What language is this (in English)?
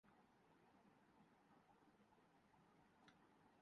Urdu